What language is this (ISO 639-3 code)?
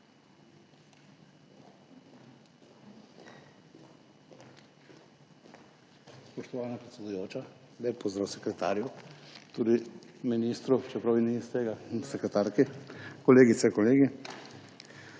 slv